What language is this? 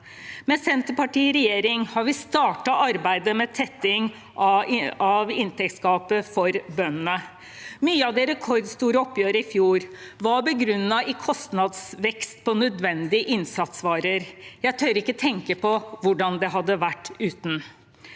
Norwegian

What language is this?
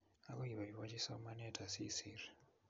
Kalenjin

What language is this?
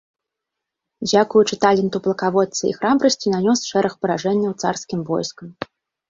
Belarusian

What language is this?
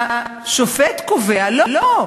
Hebrew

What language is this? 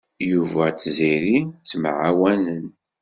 Kabyle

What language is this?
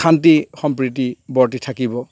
Assamese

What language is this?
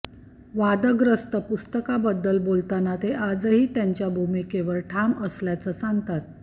Marathi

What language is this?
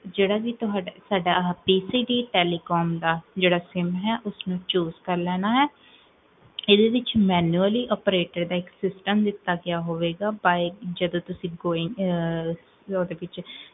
Punjabi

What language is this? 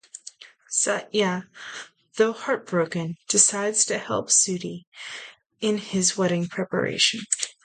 English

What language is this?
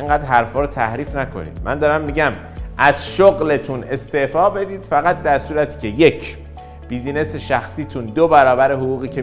Persian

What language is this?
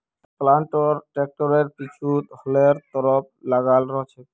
Magahi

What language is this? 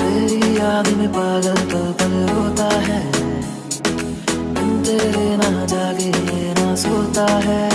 Hindi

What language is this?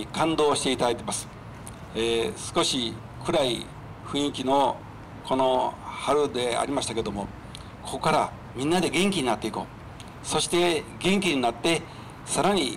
Japanese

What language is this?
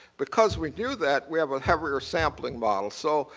English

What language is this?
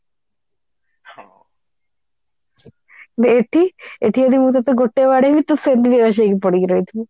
Odia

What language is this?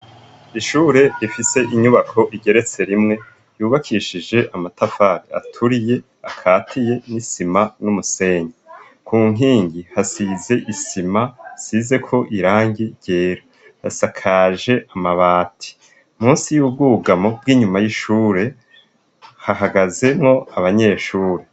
Rundi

